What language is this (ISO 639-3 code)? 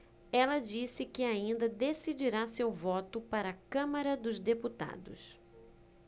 por